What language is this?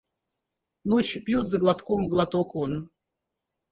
Russian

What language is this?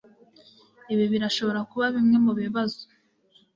Kinyarwanda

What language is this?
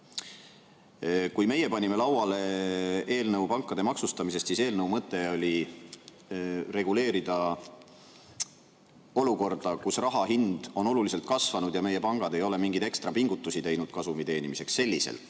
Estonian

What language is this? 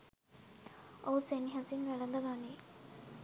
Sinhala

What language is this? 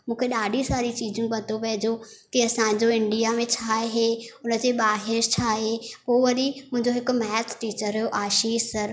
Sindhi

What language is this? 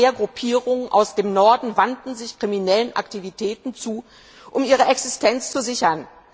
German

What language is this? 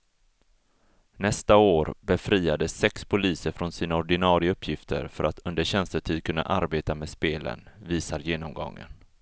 Swedish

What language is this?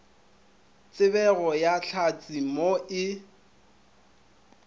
Northern Sotho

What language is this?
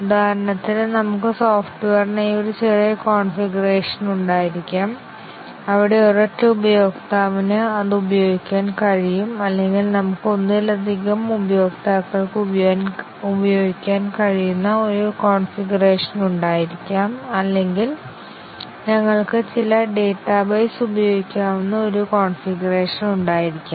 Malayalam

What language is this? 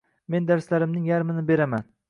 Uzbek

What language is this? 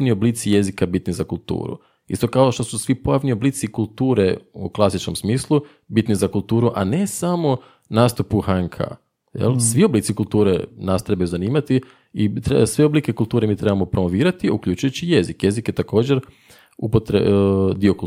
Croatian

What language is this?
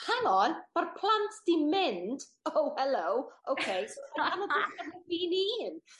Welsh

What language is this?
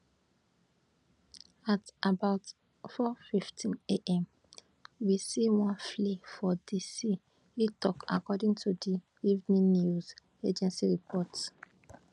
Nigerian Pidgin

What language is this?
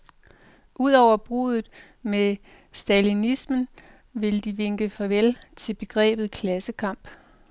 Danish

